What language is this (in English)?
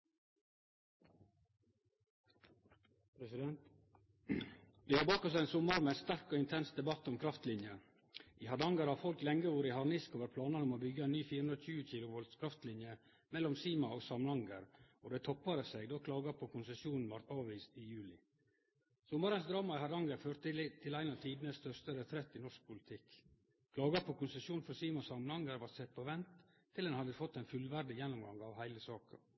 Norwegian Nynorsk